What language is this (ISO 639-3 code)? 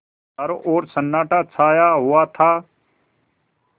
hin